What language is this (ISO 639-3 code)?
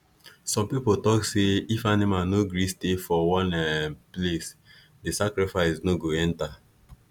pcm